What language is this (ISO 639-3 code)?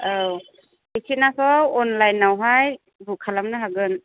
brx